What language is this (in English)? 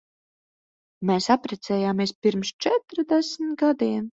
Latvian